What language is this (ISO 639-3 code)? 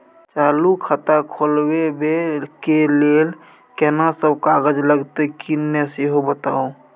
mai